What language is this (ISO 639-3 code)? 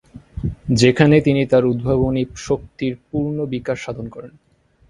ben